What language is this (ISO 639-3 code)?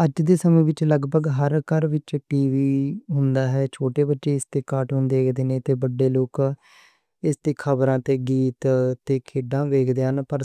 lah